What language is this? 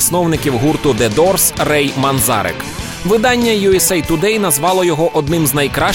Ukrainian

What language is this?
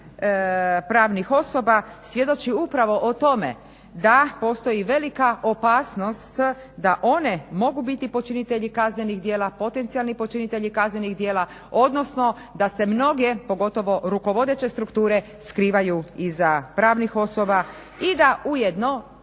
Croatian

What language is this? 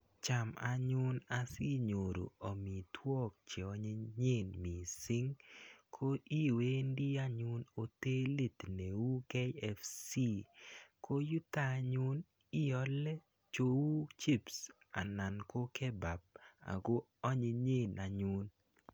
Kalenjin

